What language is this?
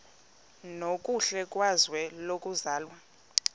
Xhosa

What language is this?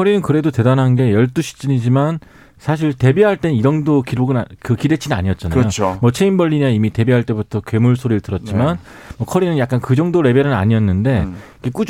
Korean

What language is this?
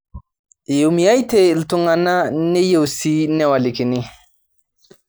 Masai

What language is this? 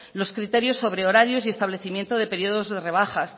Spanish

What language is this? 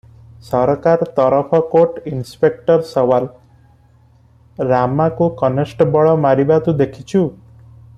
Odia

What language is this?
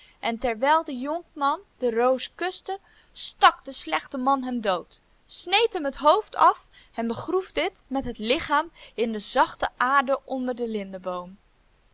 Dutch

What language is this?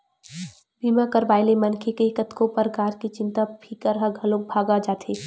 Chhattisgarhi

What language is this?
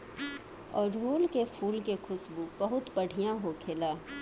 Bhojpuri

